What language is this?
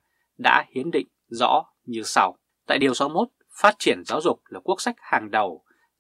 Vietnamese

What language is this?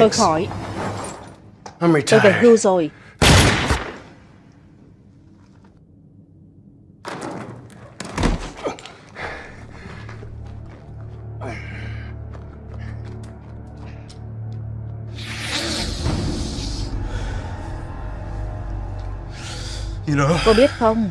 Vietnamese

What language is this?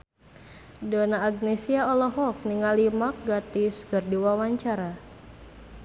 Sundanese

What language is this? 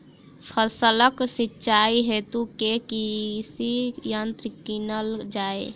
Maithili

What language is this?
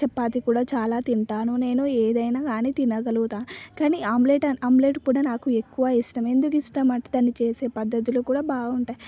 Telugu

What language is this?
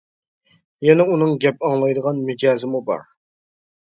Uyghur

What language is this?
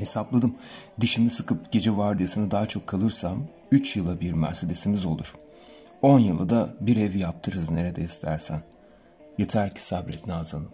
Turkish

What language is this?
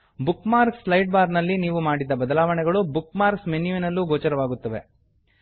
Kannada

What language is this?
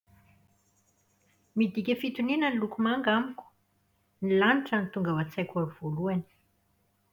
Malagasy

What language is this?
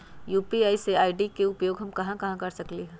Magahi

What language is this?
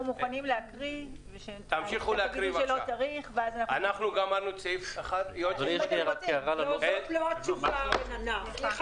Hebrew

